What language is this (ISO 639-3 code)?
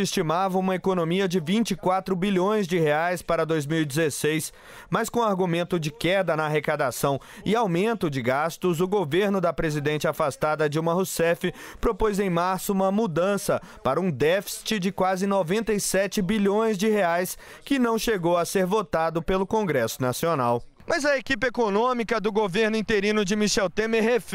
por